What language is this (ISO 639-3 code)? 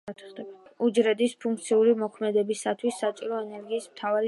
kat